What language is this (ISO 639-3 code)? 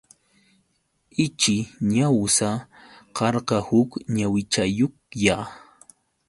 qux